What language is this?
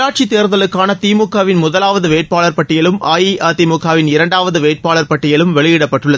Tamil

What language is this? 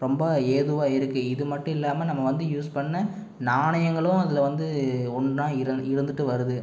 Tamil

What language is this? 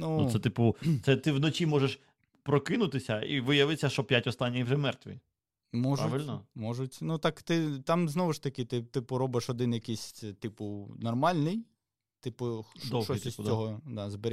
Ukrainian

